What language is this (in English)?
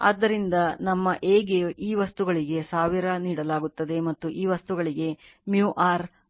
Kannada